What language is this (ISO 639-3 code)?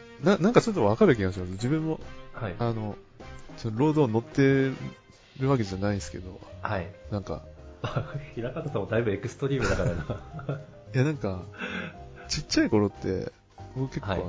jpn